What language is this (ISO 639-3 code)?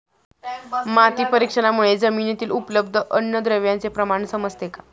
mar